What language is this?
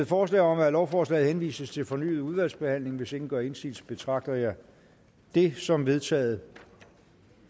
Danish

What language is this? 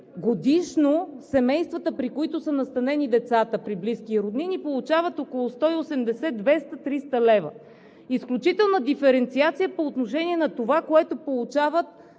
Bulgarian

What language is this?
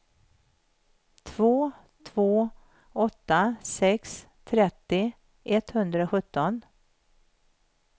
Swedish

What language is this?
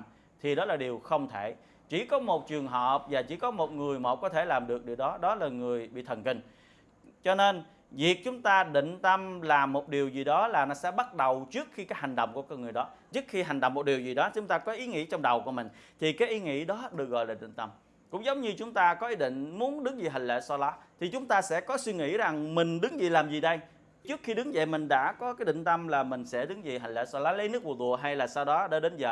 Vietnamese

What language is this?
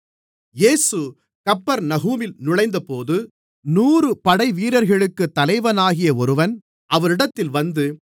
Tamil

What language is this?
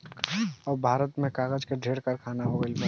Bhojpuri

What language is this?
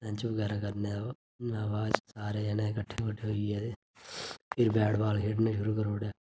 Dogri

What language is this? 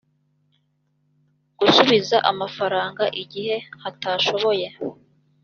Kinyarwanda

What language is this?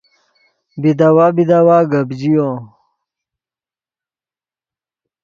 Yidgha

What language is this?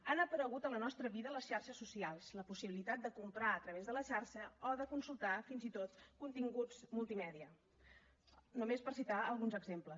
Catalan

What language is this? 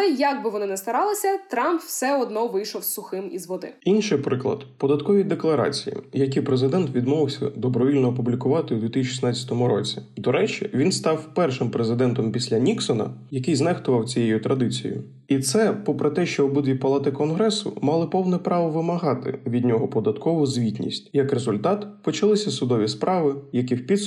Ukrainian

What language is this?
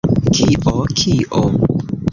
Esperanto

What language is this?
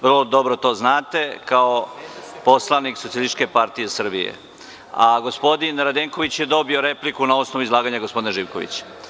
Serbian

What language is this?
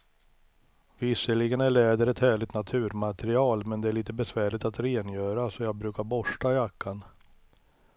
Swedish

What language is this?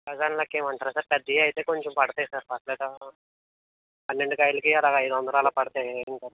Telugu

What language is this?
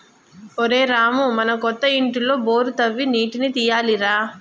Telugu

